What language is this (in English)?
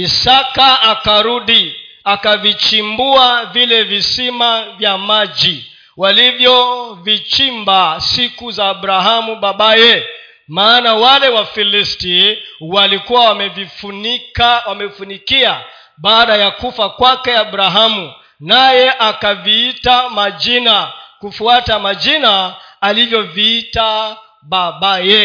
Swahili